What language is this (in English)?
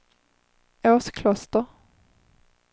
Swedish